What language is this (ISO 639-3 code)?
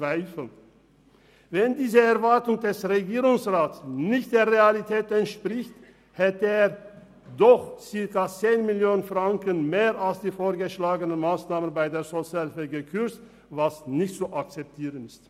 gsw